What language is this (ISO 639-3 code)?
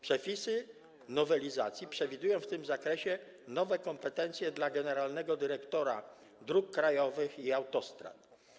pol